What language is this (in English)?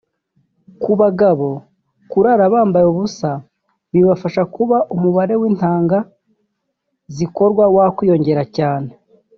Kinyarwanda